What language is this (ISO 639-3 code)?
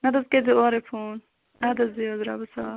kas